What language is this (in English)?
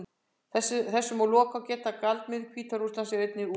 Icelandic